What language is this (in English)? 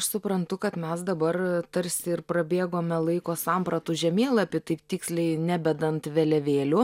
Lithuanian